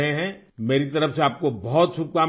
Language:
Urdu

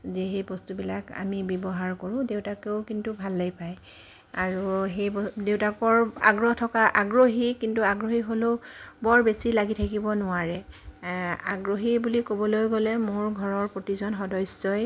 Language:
Assamese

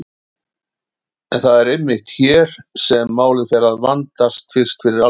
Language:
Icelandic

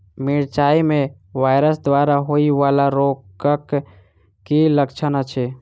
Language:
Maithili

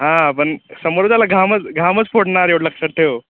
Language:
Marathi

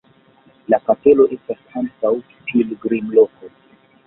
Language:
Esperanto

